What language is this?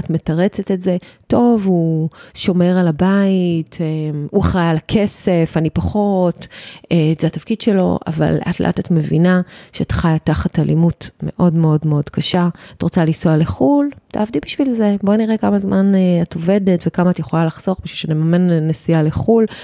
Hebrew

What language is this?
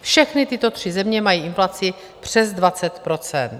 Czech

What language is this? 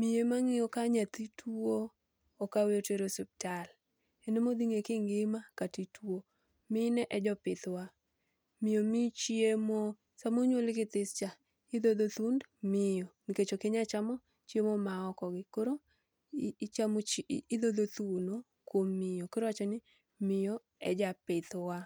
Luo (Kenya and Tanzania)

